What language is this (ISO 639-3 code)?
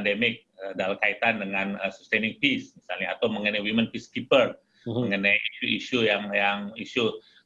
ind